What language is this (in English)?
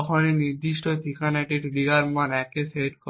Bangla